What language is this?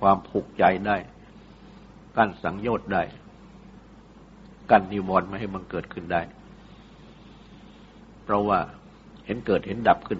Thai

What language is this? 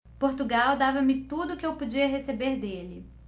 Portuguese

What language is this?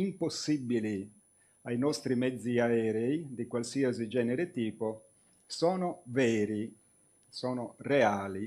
Italian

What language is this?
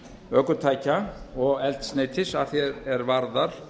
Icelandic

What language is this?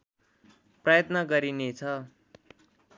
Nepali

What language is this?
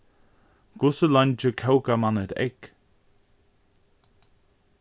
Faroese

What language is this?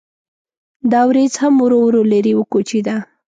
Pashto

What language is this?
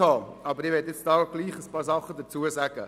Swiss German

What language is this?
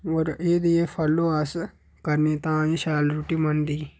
Dogri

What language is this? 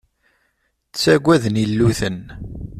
Kabyle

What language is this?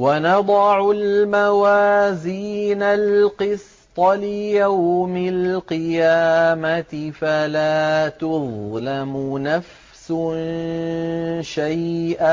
Arabic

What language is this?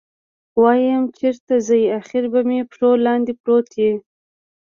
Pashto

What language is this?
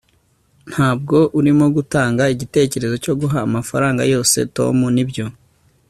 Kinyarwanda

